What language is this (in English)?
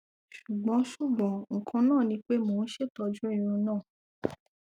Yoruba